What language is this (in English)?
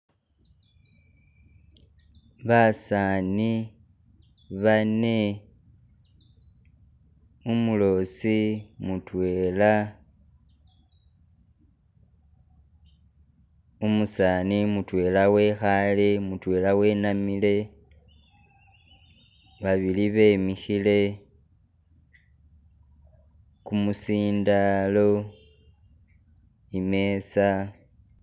Masaaba